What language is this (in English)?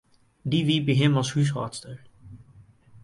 Western Frisian